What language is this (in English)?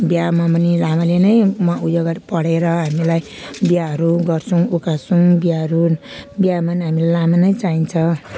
Nepali